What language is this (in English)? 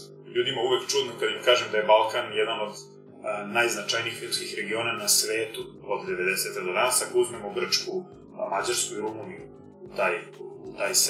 Croatian